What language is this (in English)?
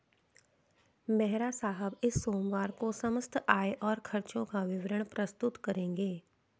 Hindi